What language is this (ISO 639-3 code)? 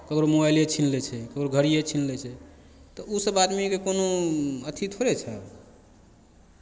mai